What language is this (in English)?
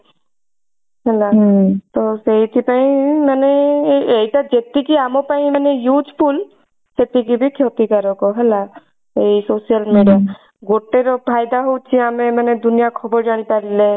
Odia